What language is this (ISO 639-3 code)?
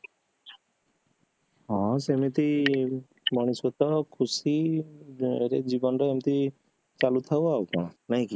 ori